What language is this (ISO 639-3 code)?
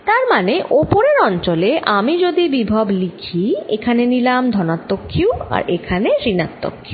ben